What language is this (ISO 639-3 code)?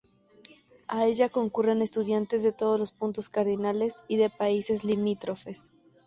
spa